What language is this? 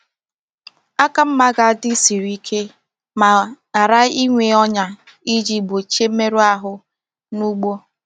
Igbo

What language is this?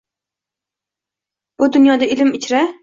Uzbek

